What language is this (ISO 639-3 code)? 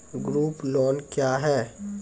mai